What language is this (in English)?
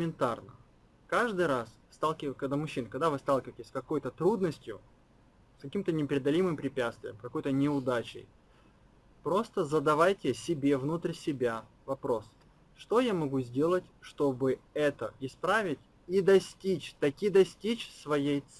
Russian